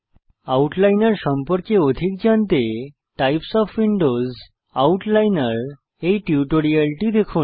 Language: Bangla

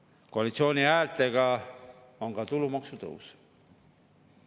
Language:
Estonian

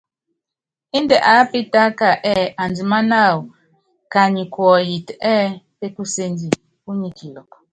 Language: Yangben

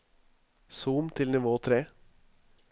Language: Norwegian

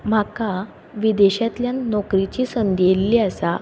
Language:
Konkani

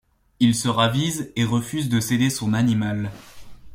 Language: French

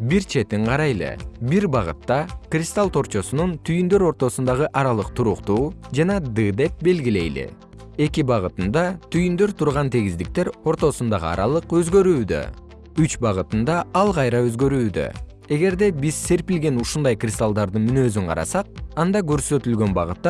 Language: Kyrgyz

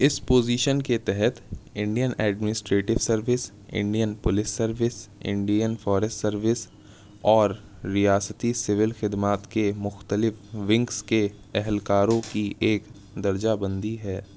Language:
Urdu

